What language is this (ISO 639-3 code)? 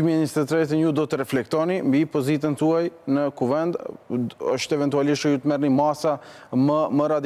ron